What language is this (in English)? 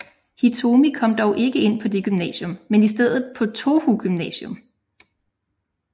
Danish